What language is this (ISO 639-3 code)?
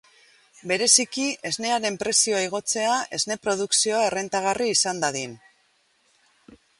eus